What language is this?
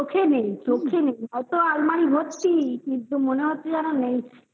Bangla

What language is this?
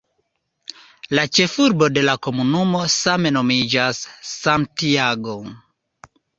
Esperanto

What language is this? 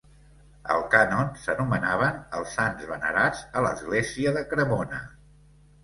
Catalan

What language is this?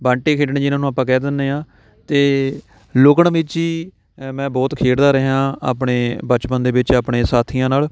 Punjabi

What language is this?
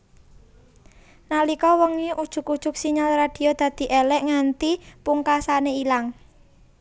Javanese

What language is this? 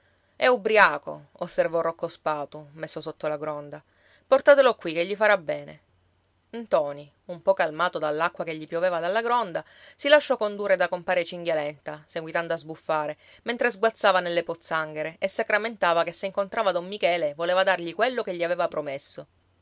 Italian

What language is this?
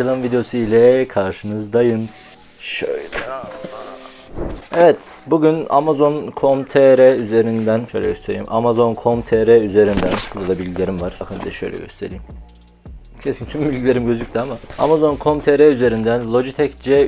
Turkish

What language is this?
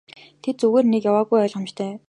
Mongolian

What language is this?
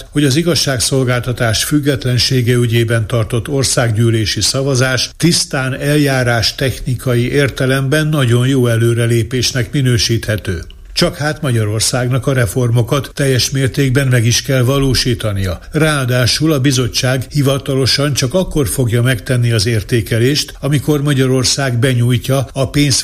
Hungarian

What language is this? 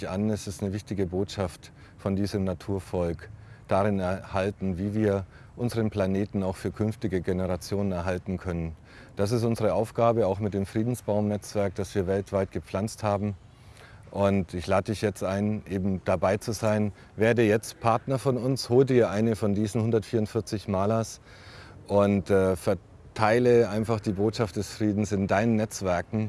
German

